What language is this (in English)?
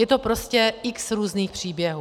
Czech